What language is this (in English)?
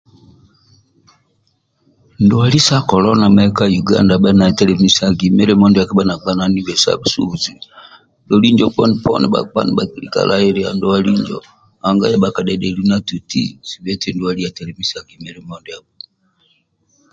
Amba (Uganda)